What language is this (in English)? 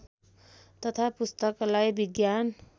Nepali